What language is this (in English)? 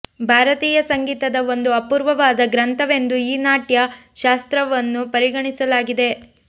Kannada